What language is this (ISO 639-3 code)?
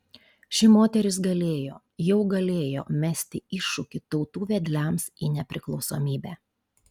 lit